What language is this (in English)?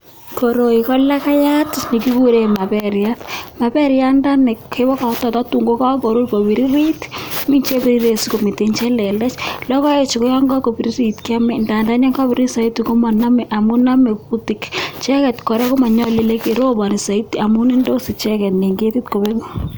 Kalenjin